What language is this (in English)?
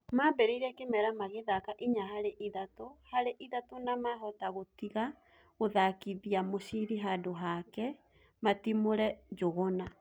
Kikuyu